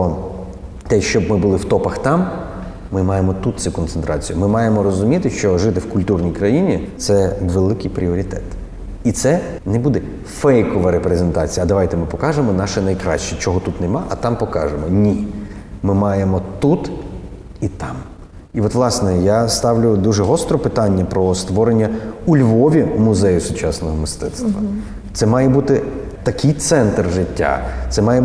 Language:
Ukrainian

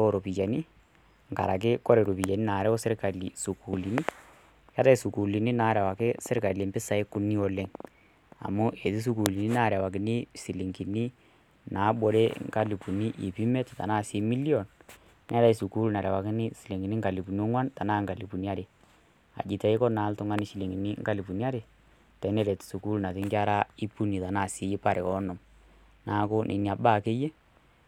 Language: Masai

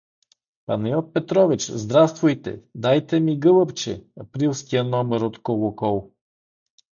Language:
Bulgarian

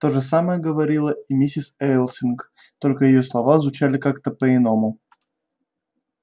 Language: Russian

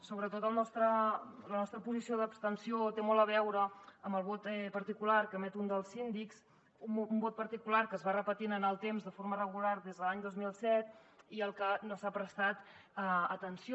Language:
Catalan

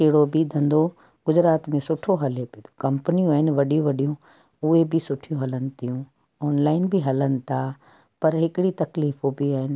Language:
Sindhi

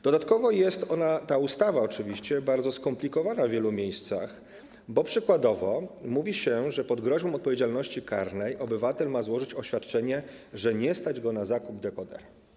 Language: Polish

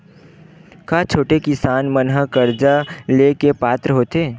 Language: Chhattisgarhi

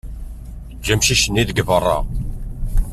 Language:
Kabyle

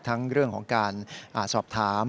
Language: Thai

